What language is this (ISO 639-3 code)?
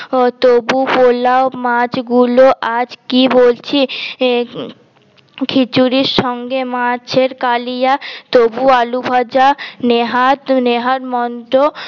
ben